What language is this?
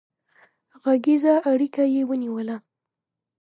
Pashto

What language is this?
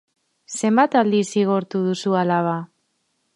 Basque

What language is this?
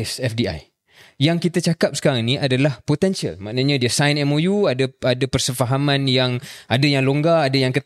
Malay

